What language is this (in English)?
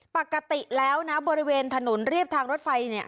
Thai